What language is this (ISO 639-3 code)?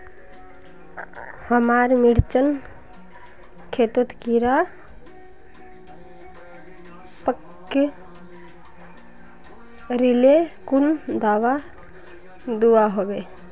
mag